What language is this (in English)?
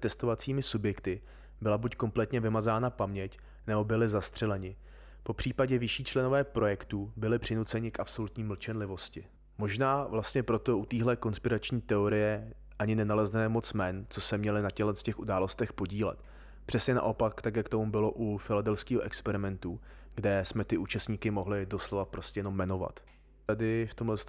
Czech